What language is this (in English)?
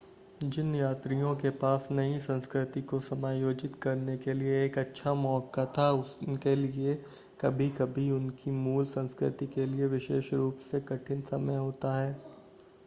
Hindi